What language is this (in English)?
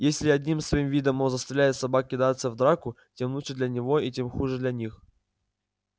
Russian